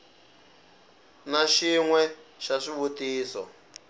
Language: Tsonga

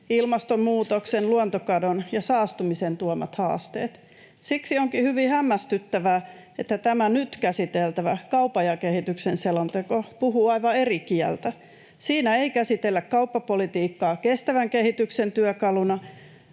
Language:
Finnish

